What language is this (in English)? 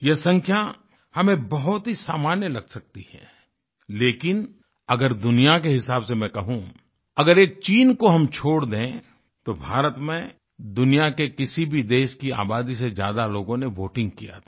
Hindi